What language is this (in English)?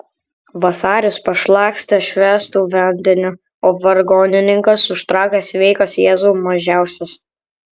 Lithuanian